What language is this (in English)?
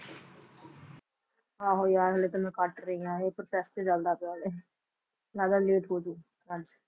Punjabi